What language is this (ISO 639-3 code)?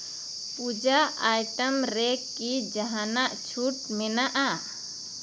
sat